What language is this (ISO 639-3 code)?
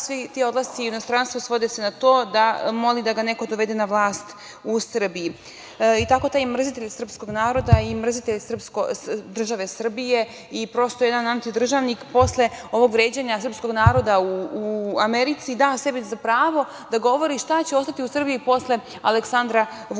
srp